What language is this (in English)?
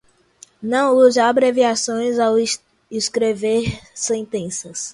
Portuguese